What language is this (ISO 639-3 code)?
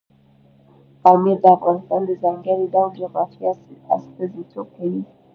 pus